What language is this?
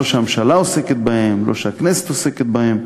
Hebrew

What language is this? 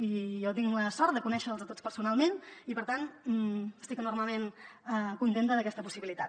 Catalan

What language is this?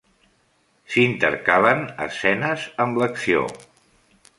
Catalan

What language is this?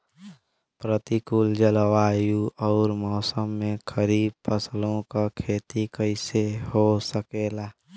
Bhojpuri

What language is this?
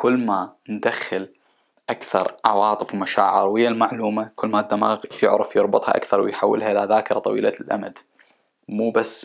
Arabic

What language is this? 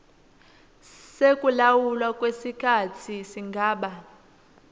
Swati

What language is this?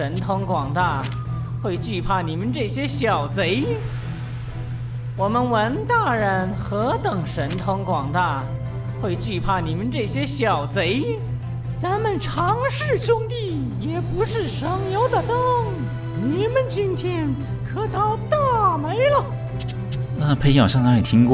Chinese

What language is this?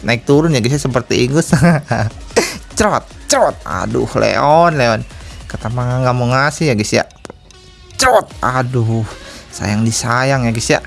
Indonesian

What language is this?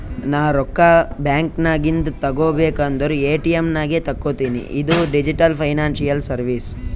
Kannada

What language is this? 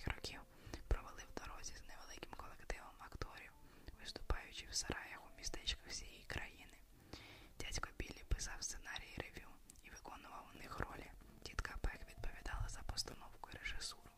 Ukrainian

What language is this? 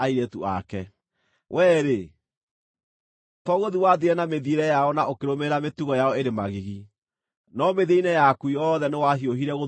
Kikuyu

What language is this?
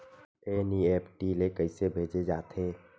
Chhattisgarhi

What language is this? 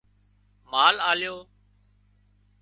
Wadiyara Koli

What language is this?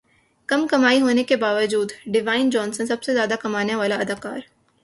Urdu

